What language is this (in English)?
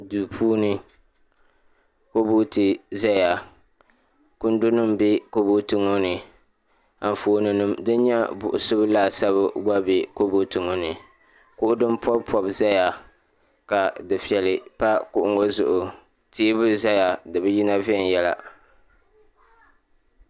Dagbani